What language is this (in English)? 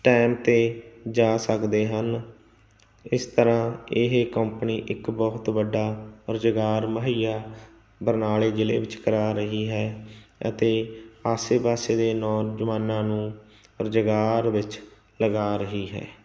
Punjabi